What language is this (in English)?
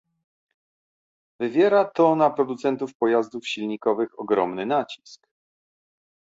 Polish